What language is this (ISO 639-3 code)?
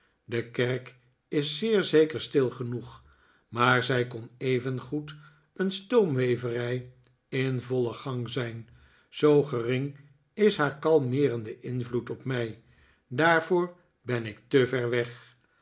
nld